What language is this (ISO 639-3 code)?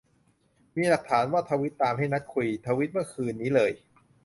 tha